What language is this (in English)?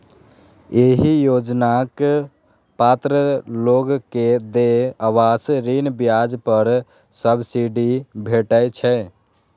Maithili